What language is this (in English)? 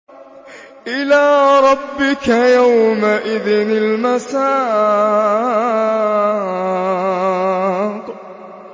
Arabic